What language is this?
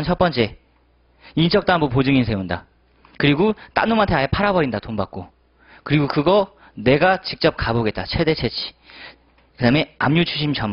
Korean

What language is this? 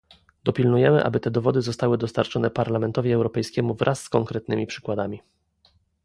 Polish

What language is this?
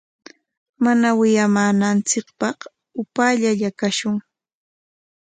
Corongo Ancash Quechua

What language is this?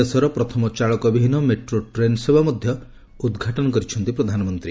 Odia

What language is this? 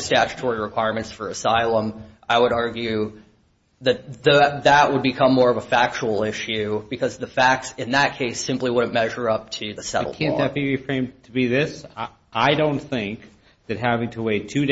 English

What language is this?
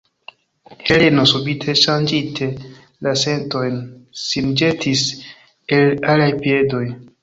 Esperanto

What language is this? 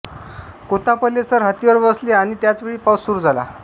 Marathi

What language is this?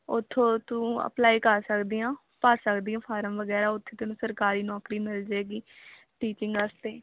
Punjabi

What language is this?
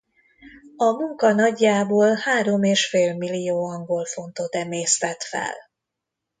Hungarian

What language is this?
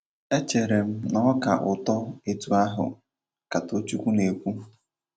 Igbo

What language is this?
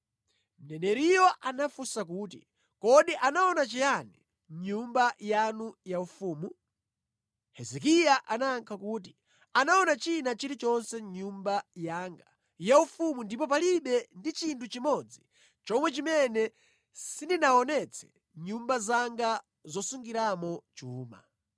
Nyanja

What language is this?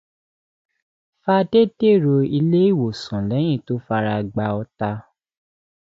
Yoruba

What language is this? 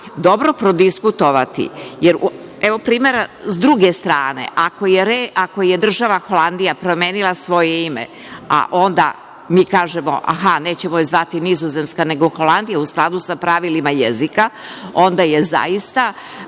Serbian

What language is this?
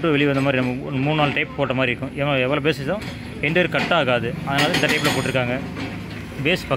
Romanian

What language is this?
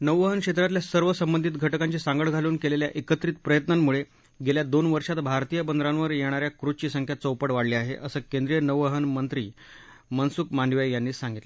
Marathi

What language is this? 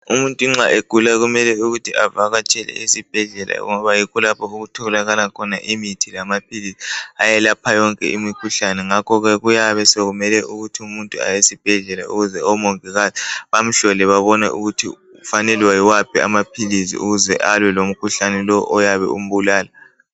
North Ndebele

